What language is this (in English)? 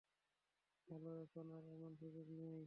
Bangla